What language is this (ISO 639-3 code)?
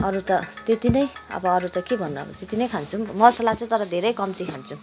nep